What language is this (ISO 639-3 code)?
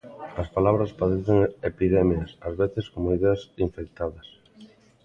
glg